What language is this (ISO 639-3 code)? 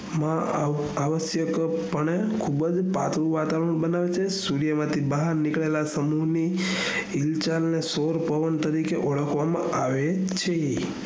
guj